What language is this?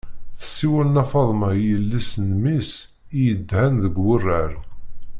Kabyle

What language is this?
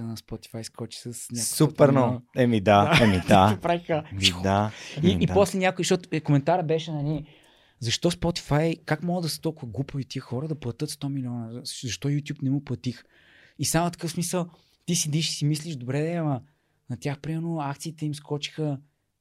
Bulgarian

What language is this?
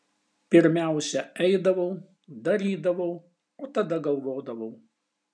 Lithuanian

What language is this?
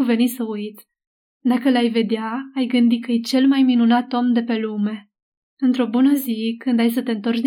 Romanian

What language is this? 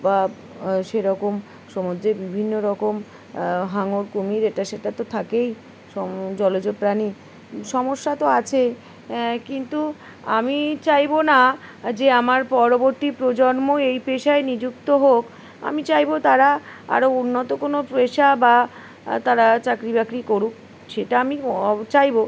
Bangla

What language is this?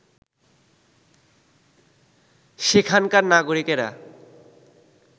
Bangla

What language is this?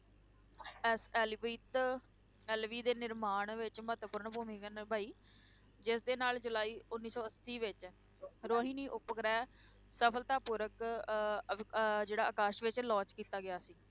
Punjabi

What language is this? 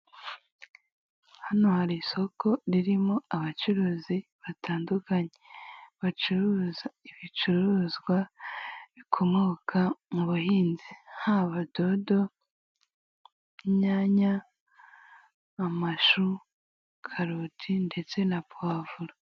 Kinyarwanda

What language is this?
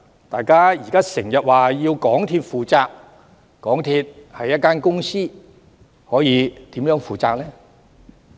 Cantonese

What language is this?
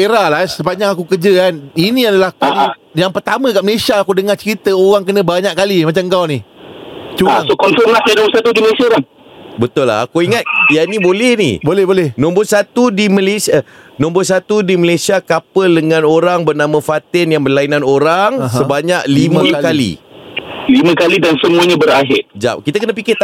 Malay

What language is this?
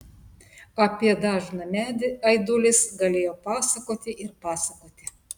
Lithuanian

